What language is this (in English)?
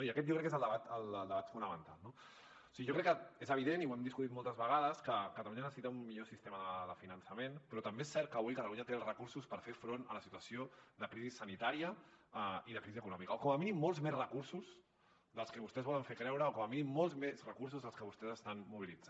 Catalan